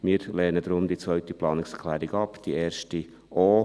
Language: Swiss German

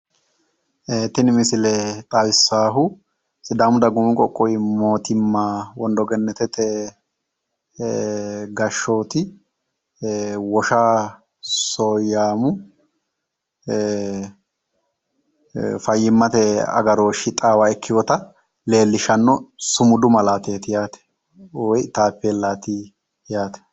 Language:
Sidamo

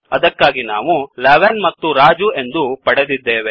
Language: Kannada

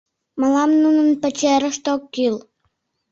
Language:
Mari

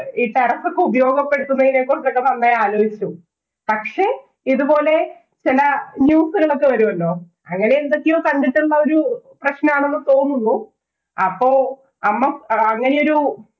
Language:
Malayalam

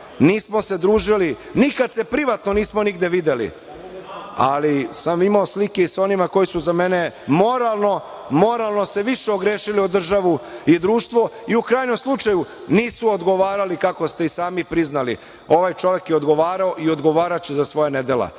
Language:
Serbian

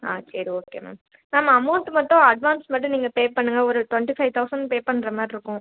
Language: Tamil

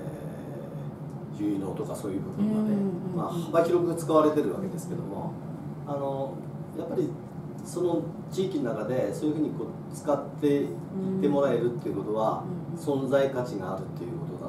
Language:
Japanese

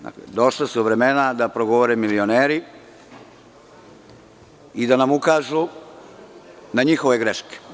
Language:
Serbian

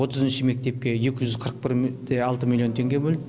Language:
Kazakh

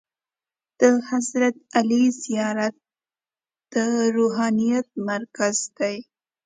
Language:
Pashto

